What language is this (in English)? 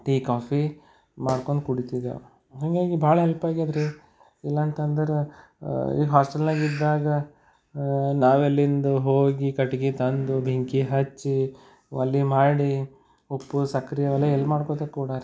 Kannada